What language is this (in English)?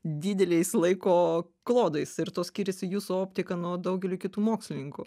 Lithuanian